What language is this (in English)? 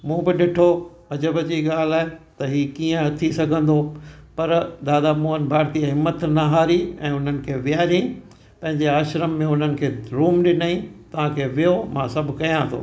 Sindhi